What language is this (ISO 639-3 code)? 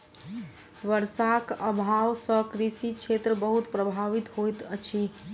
mai